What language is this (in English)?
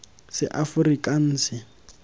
Tswana